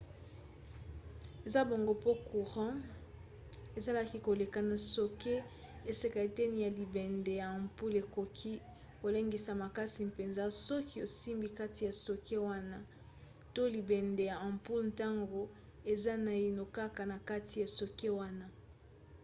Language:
Lingala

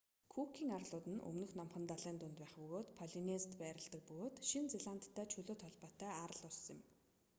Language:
Mongolian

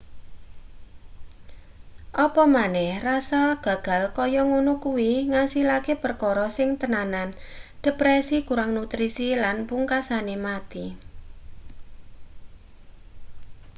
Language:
Javanese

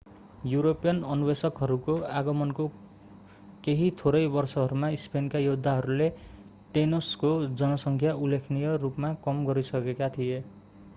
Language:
Nepali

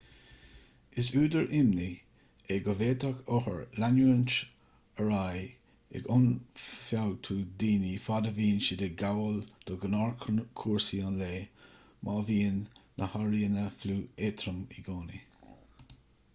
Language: Irish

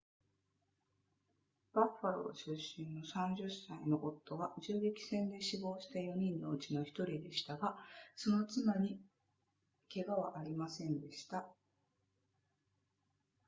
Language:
Japanese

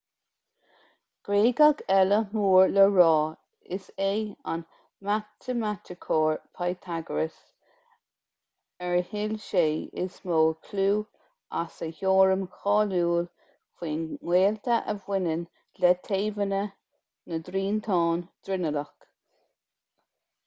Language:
Irish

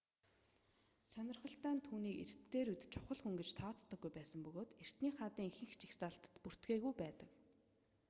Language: Mongolian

